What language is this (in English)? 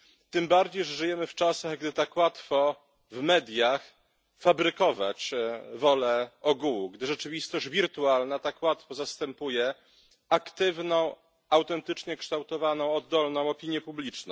Polish